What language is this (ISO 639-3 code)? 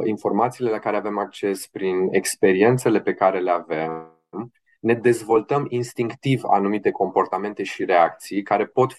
ron